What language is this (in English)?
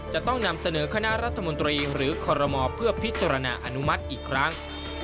Thai